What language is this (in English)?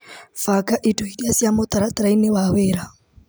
Kikuyu